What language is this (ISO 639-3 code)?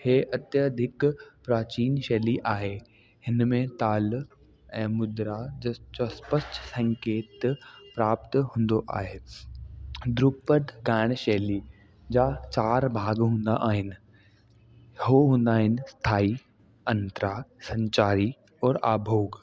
snd